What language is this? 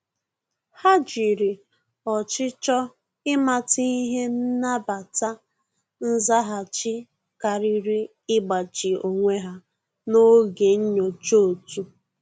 Igbo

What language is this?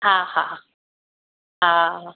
Sindhi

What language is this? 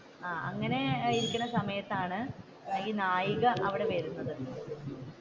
Malayalam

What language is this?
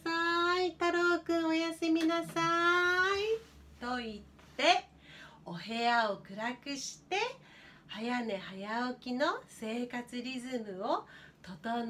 Japanese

